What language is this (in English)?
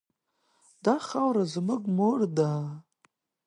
Pashto